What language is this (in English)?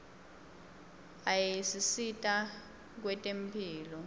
Swati